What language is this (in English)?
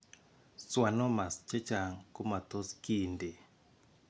Kalenjin